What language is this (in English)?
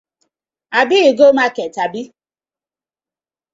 Nigerian Pidgin